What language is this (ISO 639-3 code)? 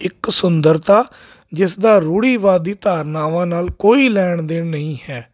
pan